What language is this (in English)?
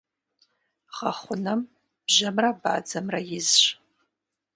Kabardian